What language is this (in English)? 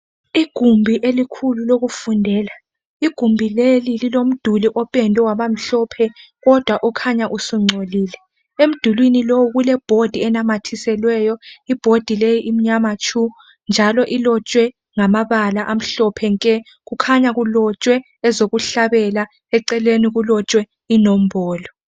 North Ndebele